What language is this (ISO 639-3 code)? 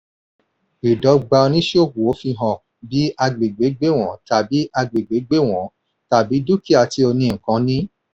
yor